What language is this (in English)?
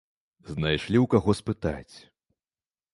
Belarusian